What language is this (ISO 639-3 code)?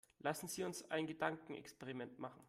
deu